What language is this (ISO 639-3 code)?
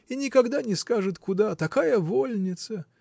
rus